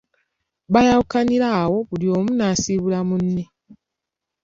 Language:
Ganda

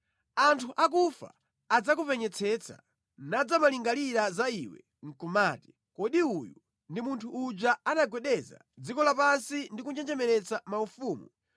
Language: Nyanja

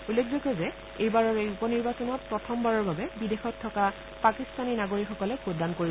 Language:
Assamese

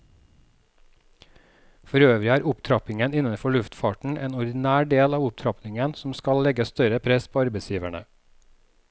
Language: Norwegian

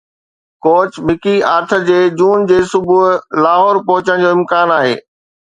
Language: Sindhi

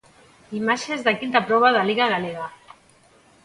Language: Galician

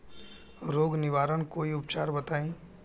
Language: Bhojpuri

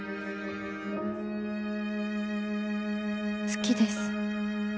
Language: Japanese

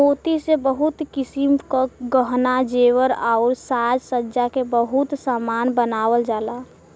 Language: Bhojpuri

